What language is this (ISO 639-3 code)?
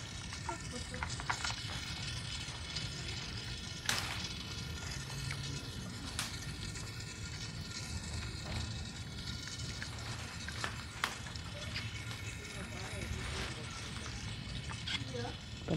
ind